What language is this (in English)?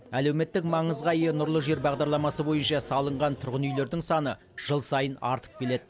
Kazakh